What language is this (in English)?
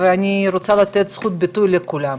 Hebrew